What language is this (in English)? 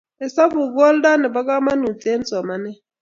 Kalenjin